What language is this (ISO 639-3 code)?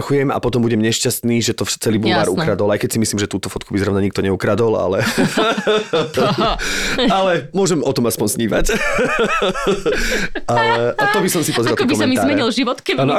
slk